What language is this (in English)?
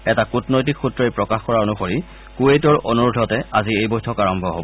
Assamese